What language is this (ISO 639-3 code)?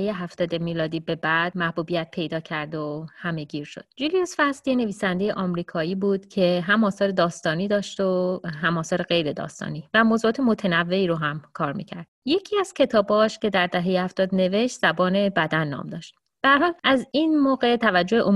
fas